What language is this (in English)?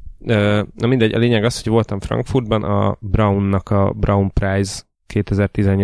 Hungarian